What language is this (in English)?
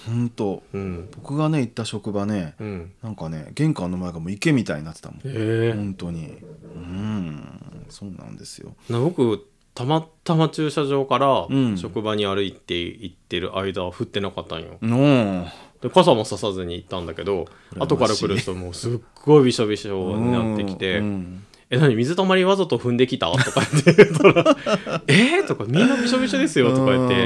Japanese